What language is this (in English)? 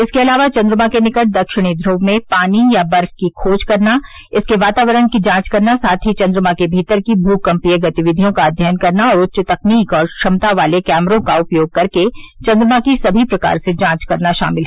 Hindi